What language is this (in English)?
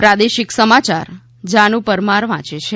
Gujarati